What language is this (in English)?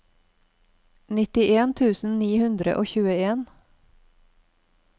Norwegian